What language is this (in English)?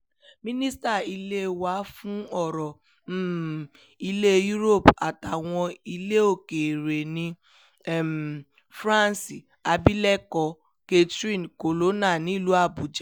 Yoruba